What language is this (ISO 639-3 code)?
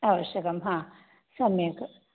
san